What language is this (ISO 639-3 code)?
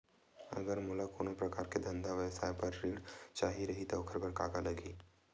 hne